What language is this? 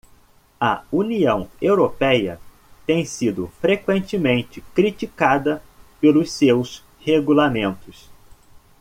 Portuguese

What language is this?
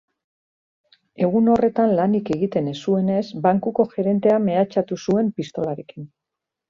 Basque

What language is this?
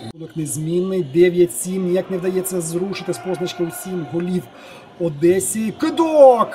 Ukrainian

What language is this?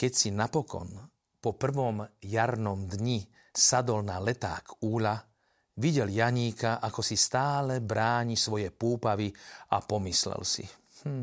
Slovak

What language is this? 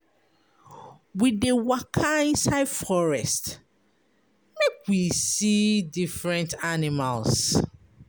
Nigerian Pidgin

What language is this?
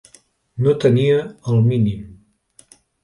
Catalan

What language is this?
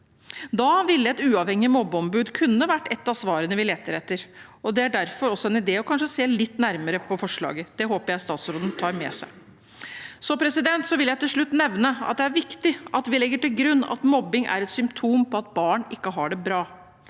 Norwegian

